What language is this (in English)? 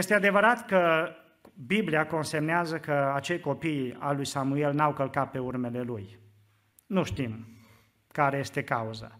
Romanian